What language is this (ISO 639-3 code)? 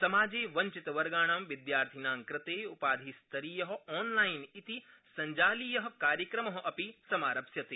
san